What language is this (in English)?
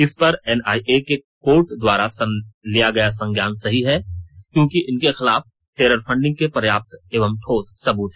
Hindi